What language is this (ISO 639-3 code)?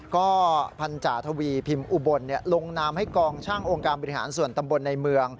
tha